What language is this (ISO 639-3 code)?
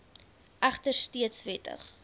afr